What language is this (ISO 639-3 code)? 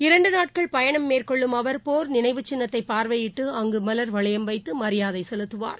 tam